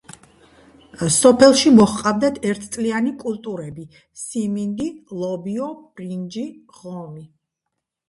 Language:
Georgian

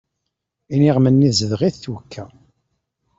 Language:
Kabyle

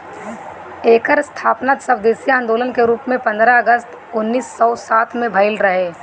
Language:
Bhojpuri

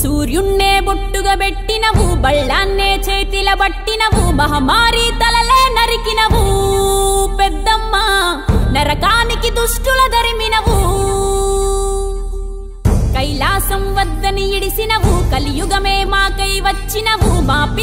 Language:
Arabic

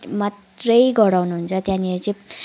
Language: Nepali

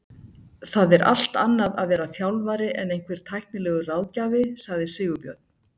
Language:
Icelandic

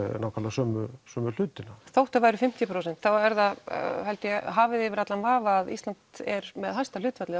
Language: Icelandic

